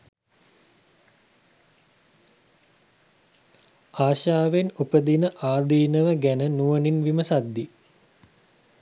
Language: Sinhala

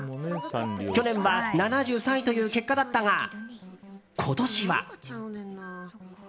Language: Japanese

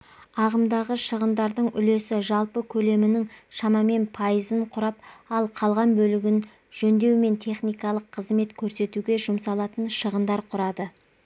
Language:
Kazakh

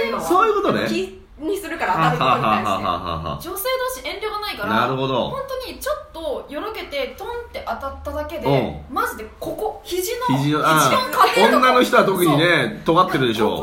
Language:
Japanese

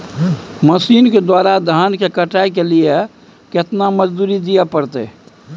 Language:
Maithili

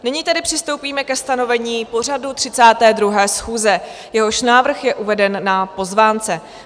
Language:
Czech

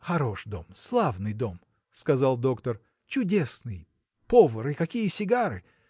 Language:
Russian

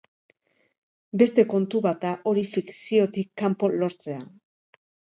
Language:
Basque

